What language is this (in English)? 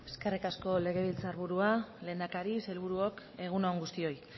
Basque